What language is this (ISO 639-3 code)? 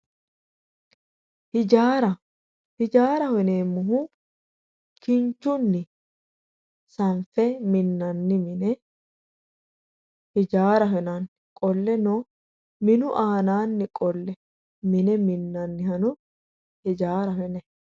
sid